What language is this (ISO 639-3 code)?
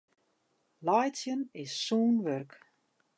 fry